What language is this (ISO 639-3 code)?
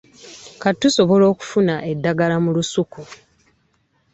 lug